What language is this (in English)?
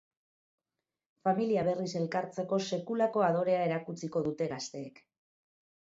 Basque